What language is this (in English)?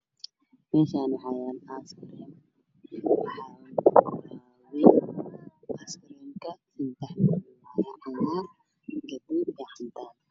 Somali